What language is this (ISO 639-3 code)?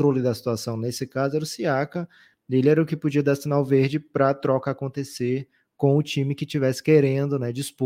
por